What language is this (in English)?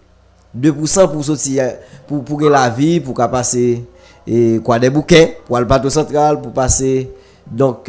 French